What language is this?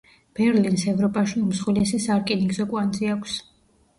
Georgian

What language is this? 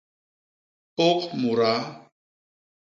Basaa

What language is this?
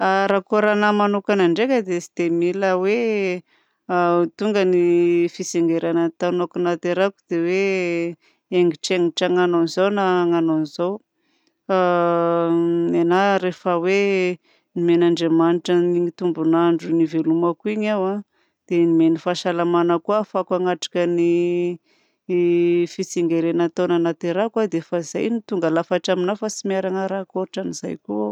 Southern Betsimisaraka Malagasy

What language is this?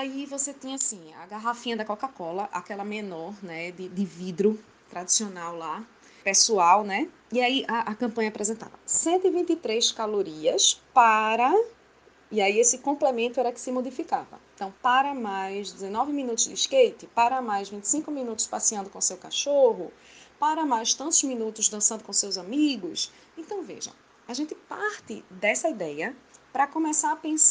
Portuguese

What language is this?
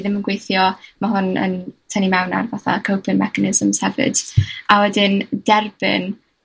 Welsh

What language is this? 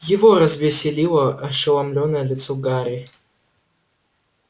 Russian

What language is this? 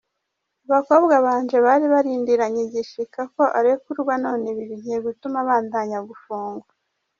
Kinyarwanda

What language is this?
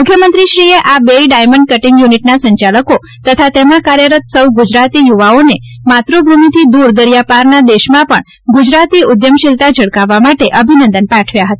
Gujarati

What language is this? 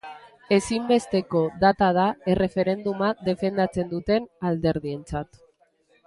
Basque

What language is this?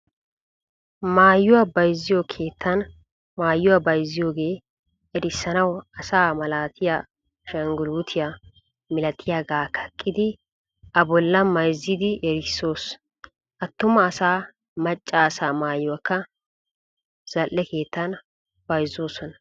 Wolaytta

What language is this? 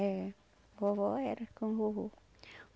Portuguese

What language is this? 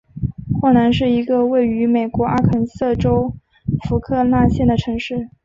Chinese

